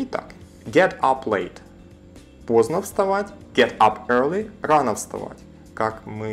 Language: Russian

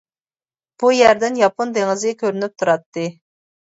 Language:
Uyghur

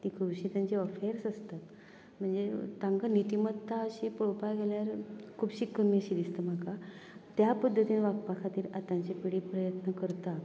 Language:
Konkani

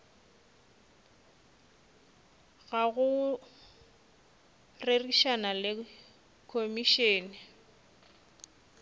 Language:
Northern Sotho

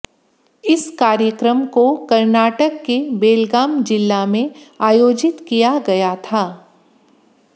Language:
Hindi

